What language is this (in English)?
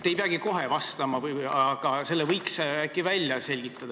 Estonian